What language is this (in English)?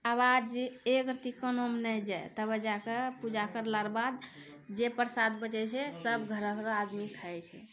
Maithili